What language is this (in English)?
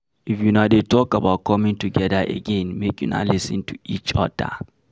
Nigerian Pidgin